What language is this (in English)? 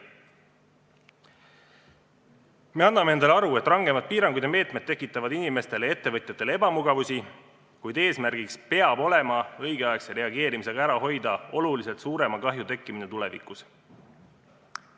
Estonian